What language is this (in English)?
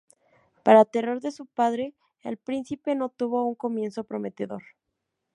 Spanish